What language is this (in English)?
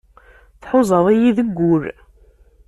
Kabyle